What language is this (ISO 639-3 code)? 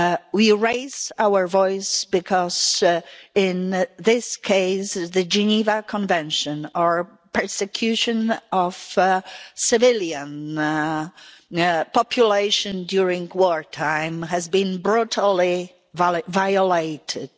eng